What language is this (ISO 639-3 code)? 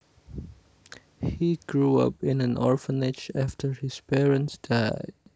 jav